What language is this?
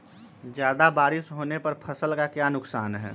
Magahi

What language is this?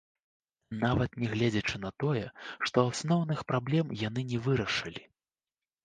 Belarusian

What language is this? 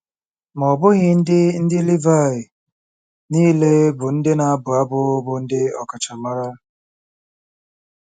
Igbo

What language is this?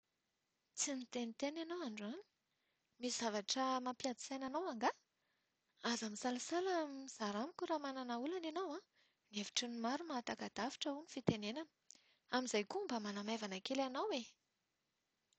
Malagasy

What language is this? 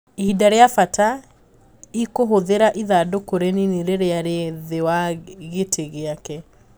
Kikuyu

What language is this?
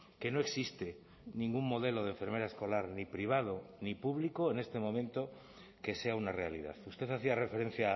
Spanish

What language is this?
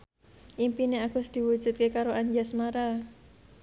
Javanese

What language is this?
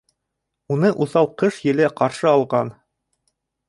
Bashkir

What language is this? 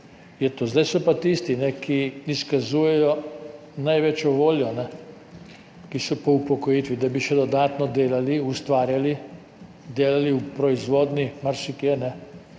Slovenian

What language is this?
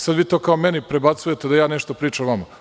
Serbian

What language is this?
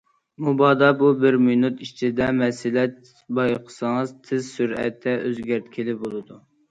Uyghur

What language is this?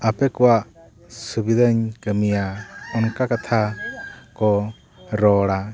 Santali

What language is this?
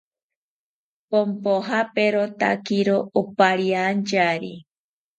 South Ucayali Ashéninka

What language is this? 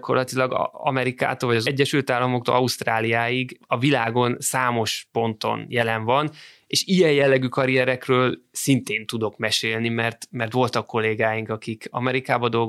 Hungarian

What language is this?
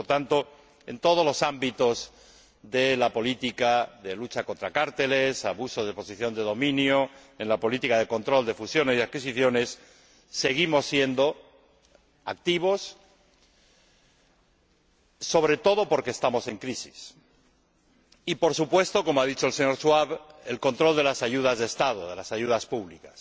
Spanish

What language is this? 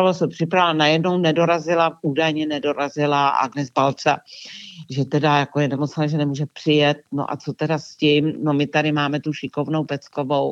Czech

